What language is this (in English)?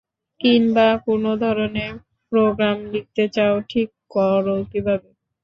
Bangla